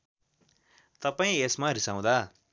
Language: Nepali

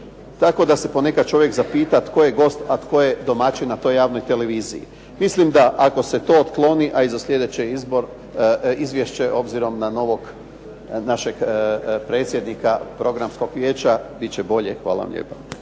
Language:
Croatian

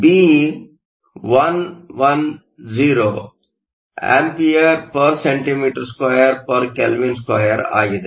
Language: Kannada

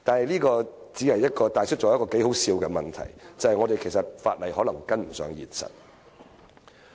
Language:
Cantonese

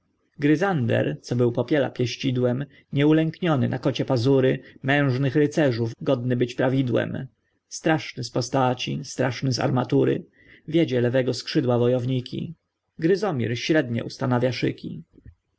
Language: Polish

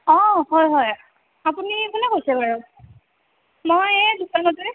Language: Assamese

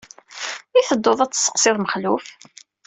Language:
Kabyle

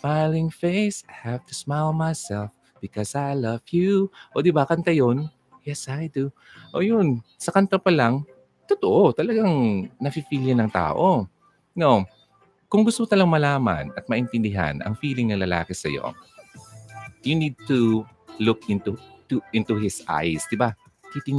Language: Filipino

